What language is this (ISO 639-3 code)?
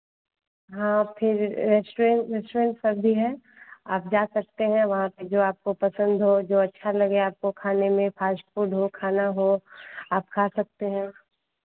hin